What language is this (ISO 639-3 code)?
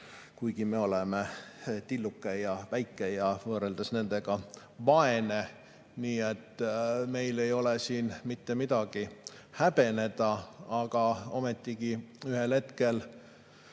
est